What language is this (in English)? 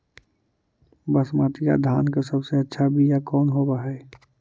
Magahi